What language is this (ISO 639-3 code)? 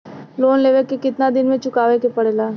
bho